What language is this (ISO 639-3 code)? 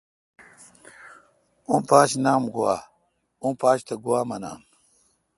xka